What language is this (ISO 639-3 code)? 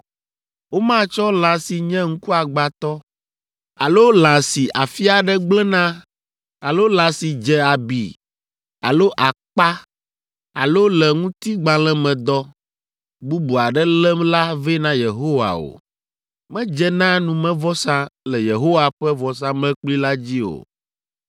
ewe